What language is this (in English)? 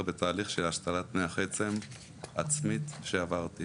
Hebrew